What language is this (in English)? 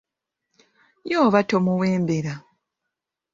Ganda